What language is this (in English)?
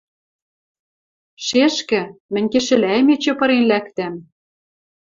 Western Mari